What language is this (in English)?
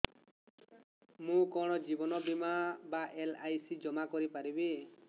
Odia